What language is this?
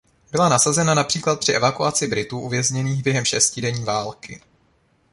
Czech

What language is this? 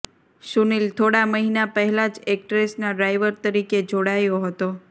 Gujarati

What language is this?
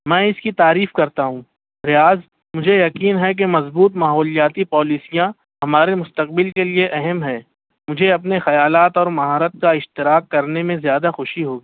Urdu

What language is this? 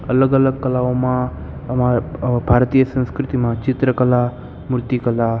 Gujarati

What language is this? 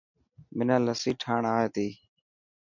Dhatki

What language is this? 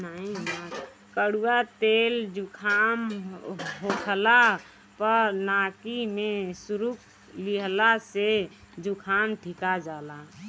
Bhojpuri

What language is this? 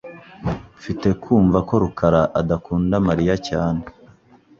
Kinyarwanda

